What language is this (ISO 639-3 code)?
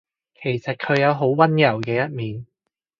yue